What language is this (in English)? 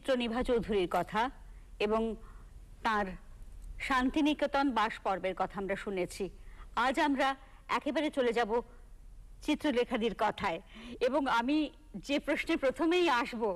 Hindi